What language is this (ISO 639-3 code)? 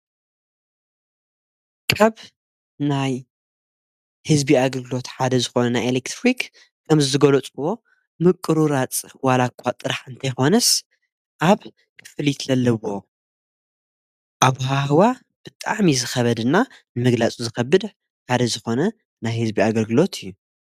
tir